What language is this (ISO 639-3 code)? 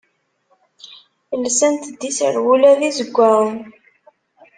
kab